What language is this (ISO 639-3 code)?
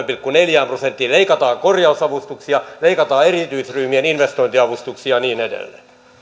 fin